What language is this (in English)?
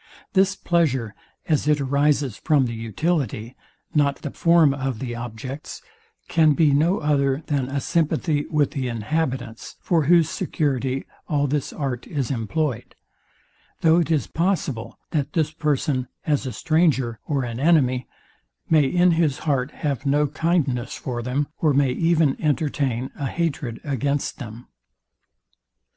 English